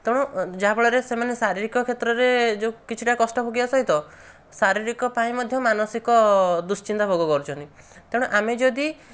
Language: Odia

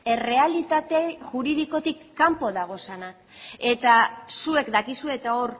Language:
Basque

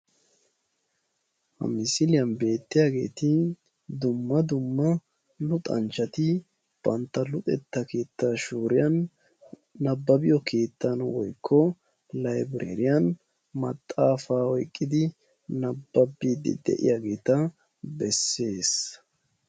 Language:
Wolaytta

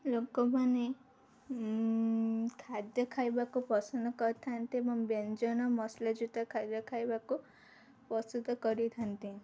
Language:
Odia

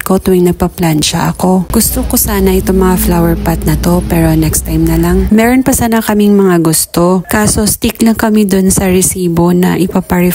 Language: Filipino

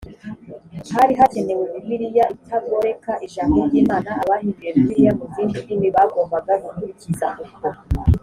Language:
Kinyarwanda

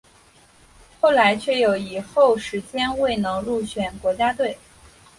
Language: Chinese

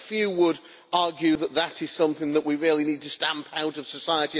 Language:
English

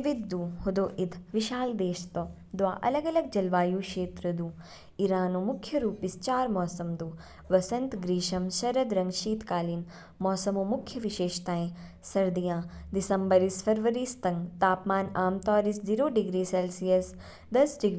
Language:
Kinnauri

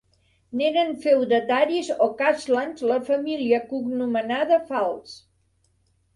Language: Catalan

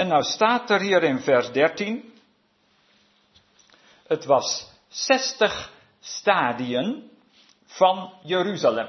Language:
Dutch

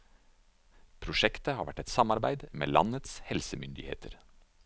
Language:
Norwegian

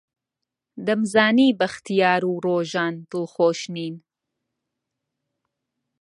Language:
Central Kurdish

